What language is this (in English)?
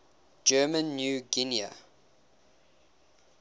English